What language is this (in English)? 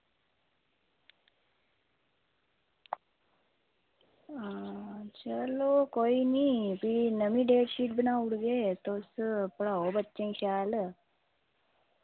Dogri